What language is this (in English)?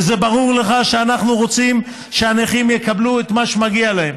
Hebrew